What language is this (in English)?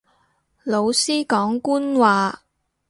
Cantonese